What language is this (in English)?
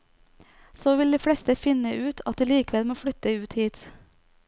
Norwegian